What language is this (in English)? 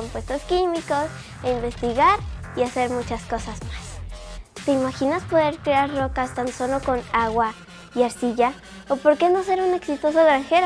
Spanish